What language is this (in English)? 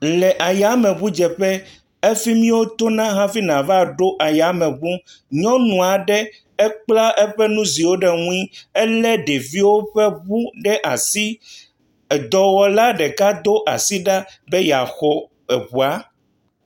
Ewe